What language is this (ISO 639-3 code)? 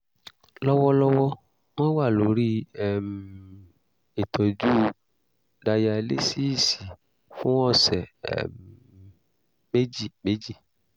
yor